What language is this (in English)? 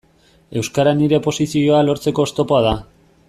Basque